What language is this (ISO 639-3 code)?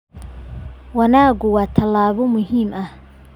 som